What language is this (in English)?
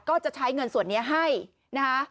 Thai